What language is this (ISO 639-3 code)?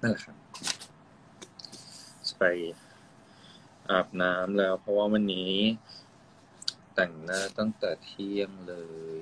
tha